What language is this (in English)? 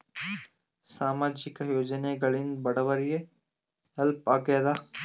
Kannada